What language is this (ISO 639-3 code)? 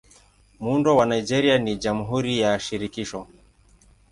swa